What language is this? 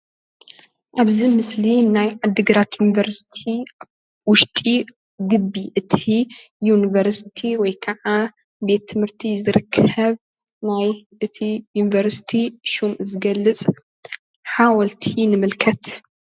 Tigrinya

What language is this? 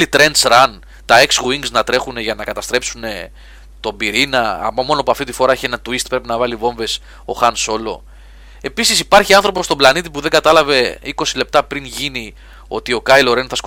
Greek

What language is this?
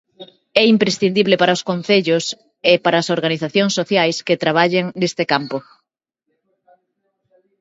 Galician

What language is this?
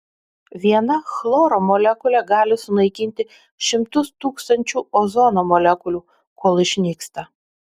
Lithuanian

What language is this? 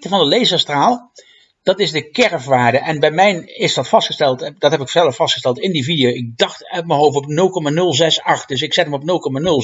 Dutch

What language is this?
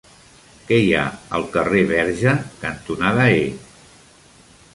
Catalan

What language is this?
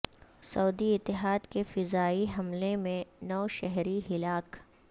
Urdu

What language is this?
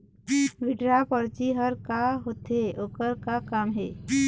Chhattisgarhi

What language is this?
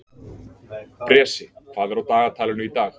Icelandic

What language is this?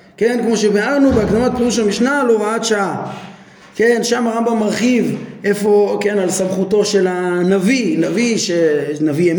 Hebrew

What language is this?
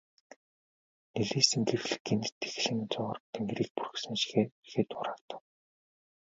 Mongolian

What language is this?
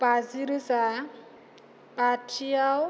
Bodo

